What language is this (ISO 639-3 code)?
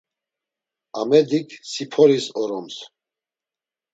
lzz